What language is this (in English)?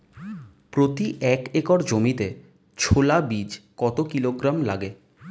Bangla